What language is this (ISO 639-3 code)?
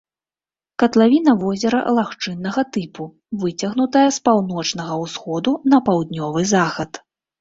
bel